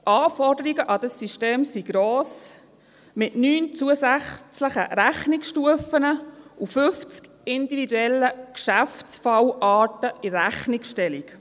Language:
Swiss German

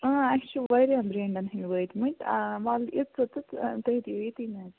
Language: Kashmiri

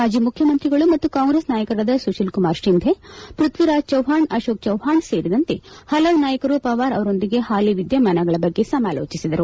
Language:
Kannada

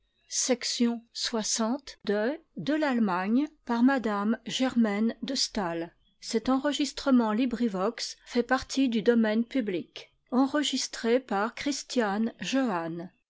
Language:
French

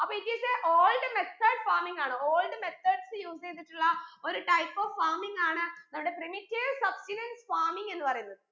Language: Malayalam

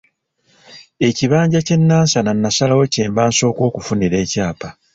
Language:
Ganda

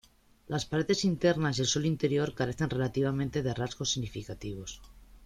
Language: Spanish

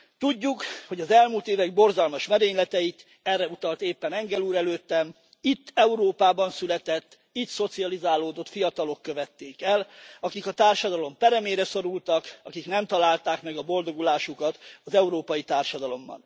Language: Hungarian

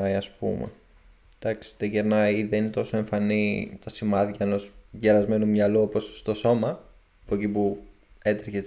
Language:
Greek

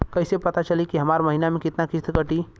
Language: Bhojpuri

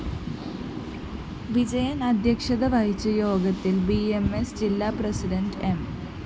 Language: Malayalam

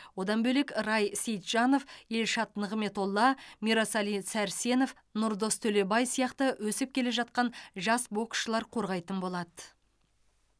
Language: Kazakh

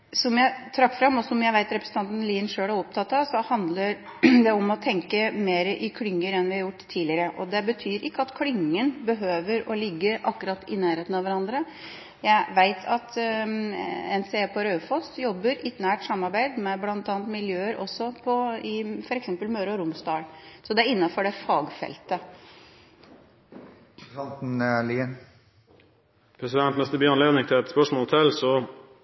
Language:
Norwegian Bokmål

